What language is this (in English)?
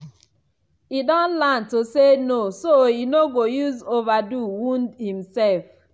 Nigerian Pidgin